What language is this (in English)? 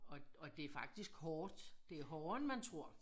Danish